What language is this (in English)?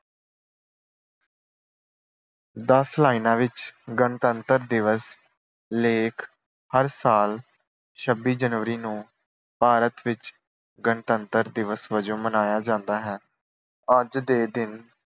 Punjabi